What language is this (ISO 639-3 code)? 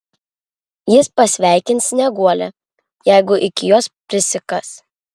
lit